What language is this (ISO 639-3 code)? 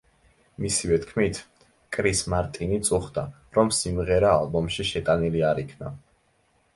kat